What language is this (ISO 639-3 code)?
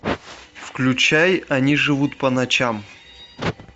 rus